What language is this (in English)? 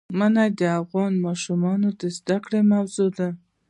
Pashto